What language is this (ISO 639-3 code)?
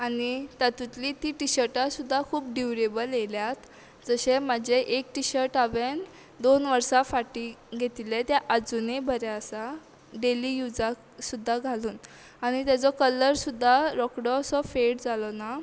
kok